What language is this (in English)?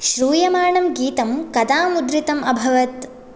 Sanskrit